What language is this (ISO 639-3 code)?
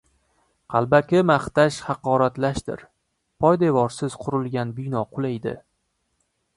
uzb